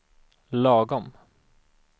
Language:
Swedish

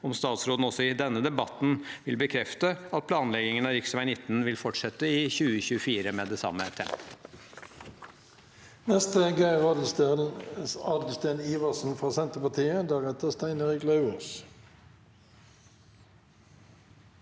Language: Norwegian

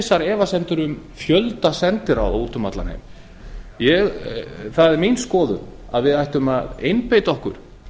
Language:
Icelandic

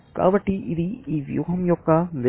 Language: Telugu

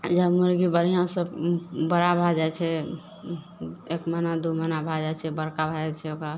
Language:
Maithili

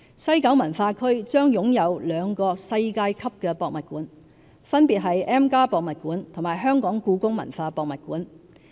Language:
Cantonese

